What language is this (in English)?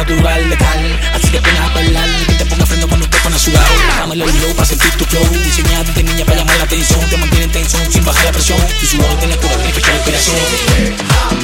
Slovak